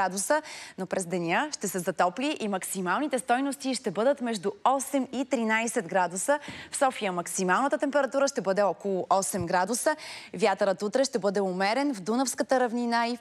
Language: Bulgarian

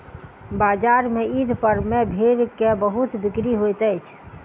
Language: Maithili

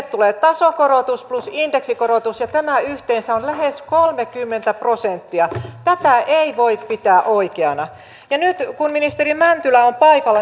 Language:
Finnish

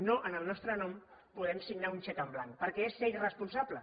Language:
Catalan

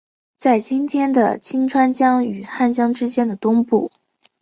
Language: Chinese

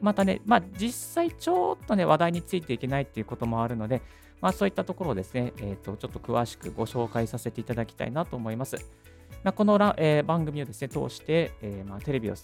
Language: Japanese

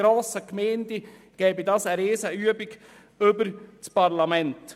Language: Swiss German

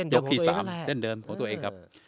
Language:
Thai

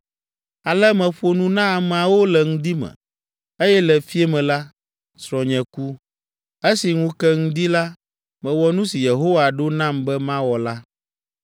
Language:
Ewe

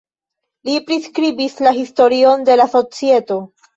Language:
Esperanto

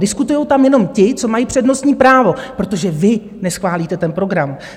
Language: Czech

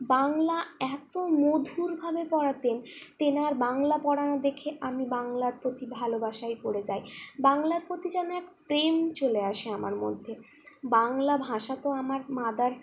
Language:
Bangla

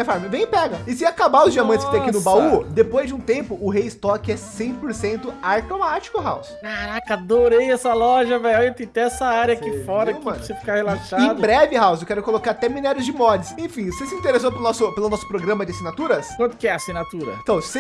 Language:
Portuguese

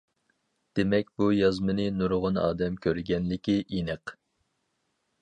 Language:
Uyghur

